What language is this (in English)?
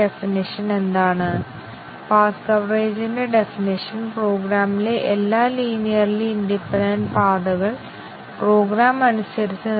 Malayalam